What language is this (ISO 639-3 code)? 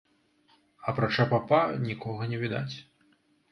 bel